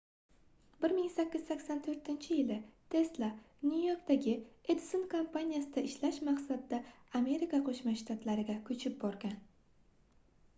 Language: Uzbek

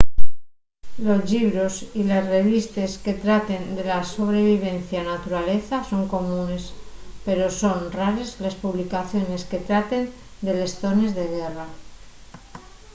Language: Asturian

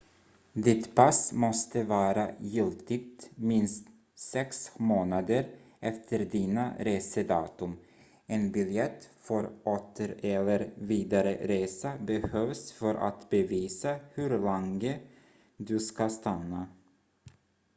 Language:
Swedish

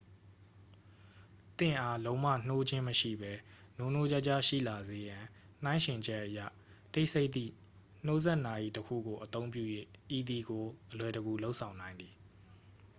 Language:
Burmese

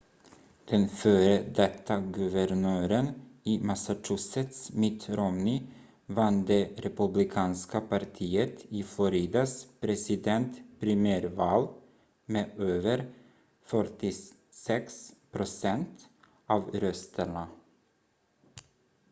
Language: Swedish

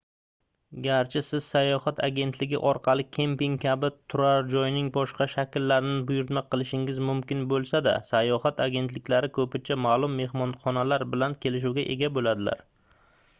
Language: Uzbek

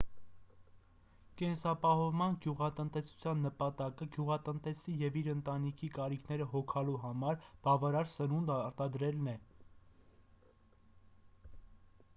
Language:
Armenian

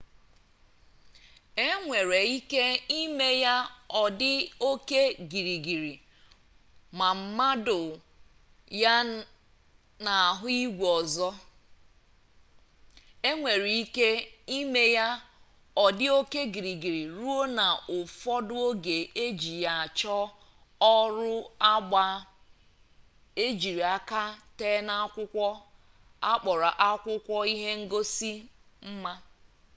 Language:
Igbo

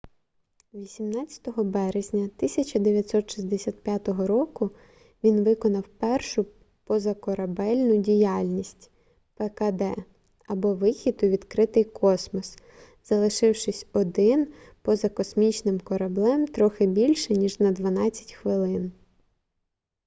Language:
Ukrainian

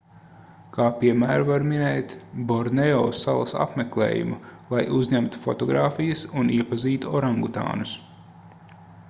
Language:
Latvian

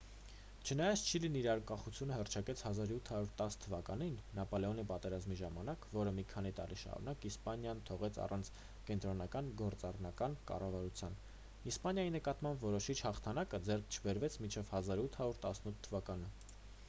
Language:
Armenian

